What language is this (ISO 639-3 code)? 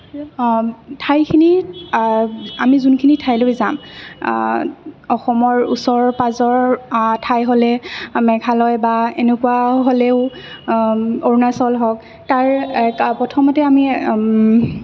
asm